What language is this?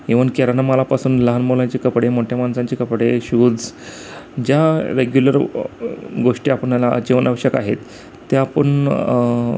Marathi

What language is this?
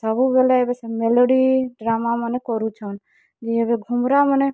Odia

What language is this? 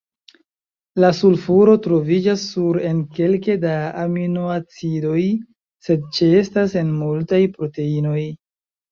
Esperanto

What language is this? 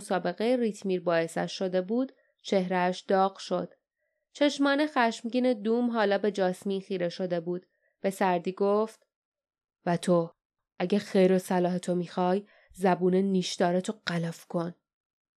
Persian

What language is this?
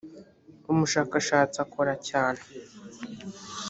Kinyarwanda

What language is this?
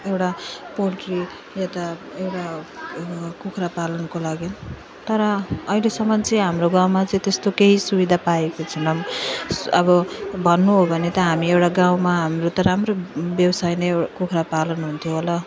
Nepali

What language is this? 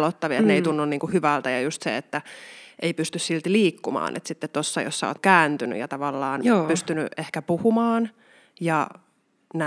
Finnish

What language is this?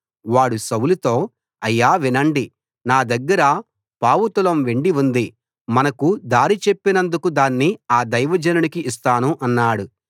Telugu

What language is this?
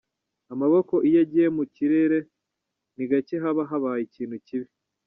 Kinyarwanda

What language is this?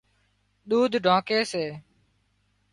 Wadiyara Koli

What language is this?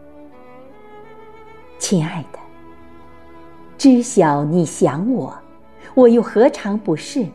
Chinese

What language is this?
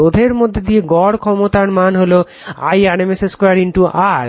Bangla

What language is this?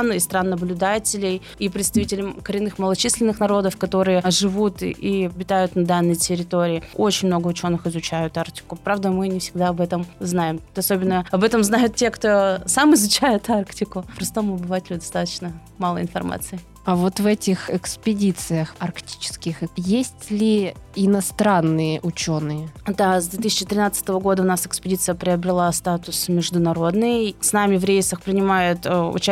Russian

